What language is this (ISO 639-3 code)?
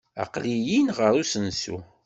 kab